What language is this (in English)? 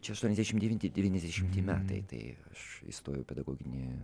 Lithuanian